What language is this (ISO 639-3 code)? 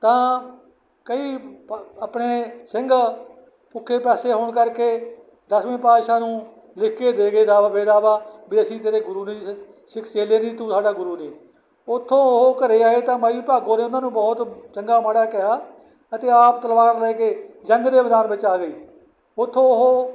pan